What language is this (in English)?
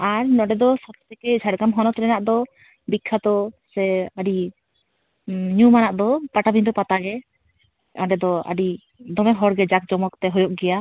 Santali